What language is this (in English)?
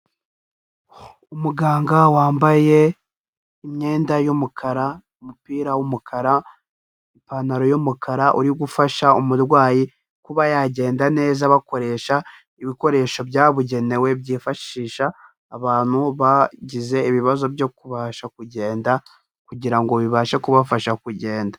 Kinyarwanda